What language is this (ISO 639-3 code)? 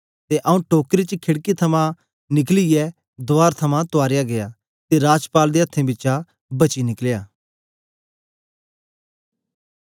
doi